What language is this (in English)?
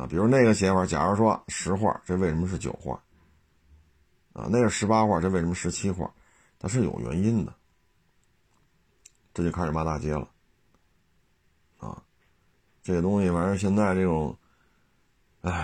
Chinese